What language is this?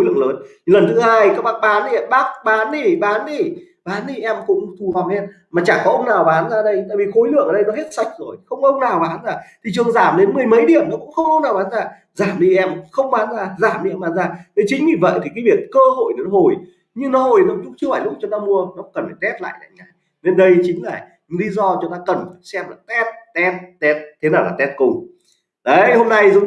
Vietnamese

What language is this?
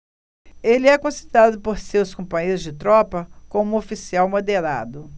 Portuguese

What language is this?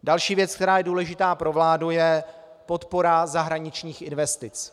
Czech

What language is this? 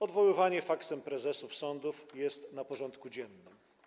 Polish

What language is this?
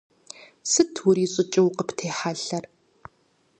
Kabardian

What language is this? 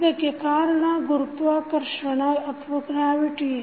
Kannada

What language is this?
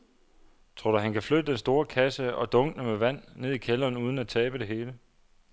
Danish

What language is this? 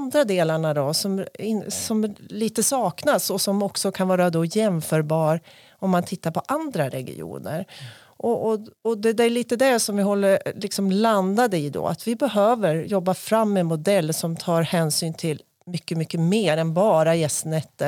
Swedish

